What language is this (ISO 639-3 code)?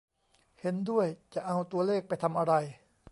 tha